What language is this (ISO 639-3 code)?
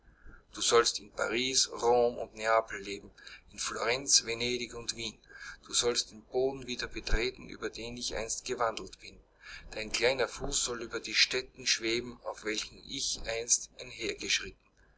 deu